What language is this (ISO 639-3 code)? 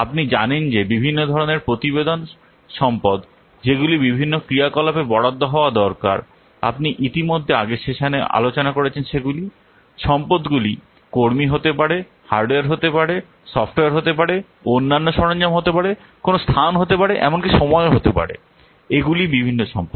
ben